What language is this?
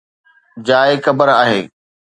Sindhi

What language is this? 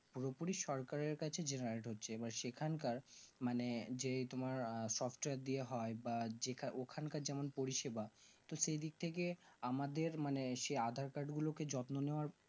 Bangla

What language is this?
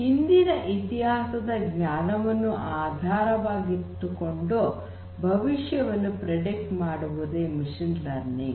Kannada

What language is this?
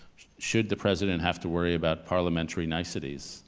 English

